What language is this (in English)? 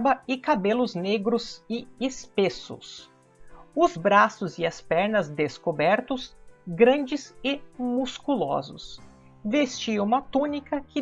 Portuguese